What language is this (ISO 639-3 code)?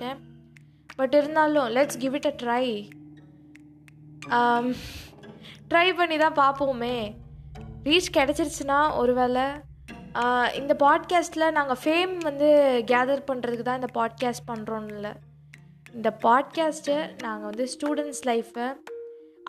tam